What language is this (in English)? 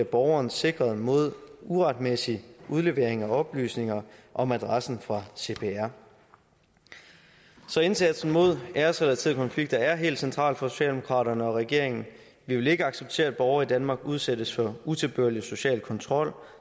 Danish